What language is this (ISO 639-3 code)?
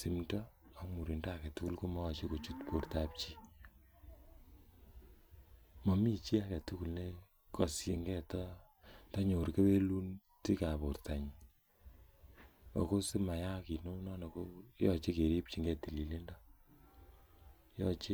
kln